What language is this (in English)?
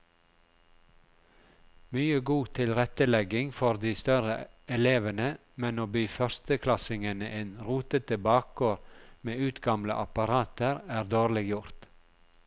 Norwegian